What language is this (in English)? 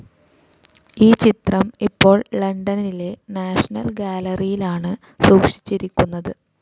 Malayalam